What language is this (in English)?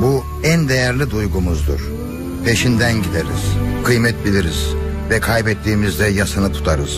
Turkish